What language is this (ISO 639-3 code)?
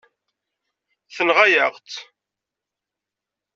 kab